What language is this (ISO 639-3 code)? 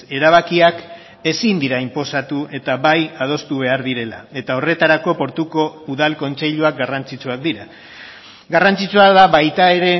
eus